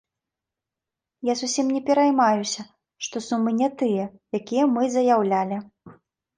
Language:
Belarusian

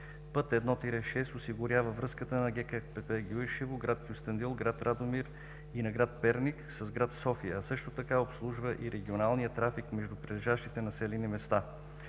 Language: Bulgarian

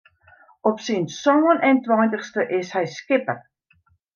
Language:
Western Frisian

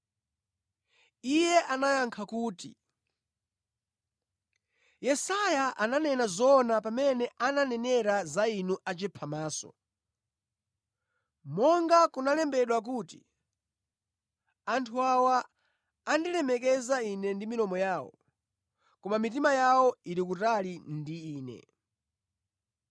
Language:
Nyanja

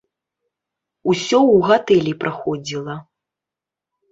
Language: Belarusian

